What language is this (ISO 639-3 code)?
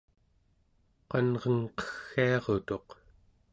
esu